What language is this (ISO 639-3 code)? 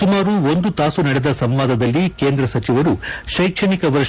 kan